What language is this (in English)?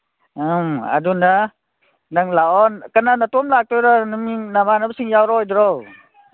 Manipuri